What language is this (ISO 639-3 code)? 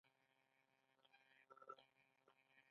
pus